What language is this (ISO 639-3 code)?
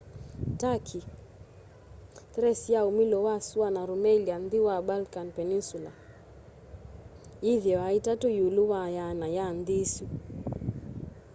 kam